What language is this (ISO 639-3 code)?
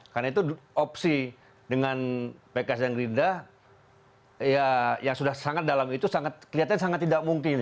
ind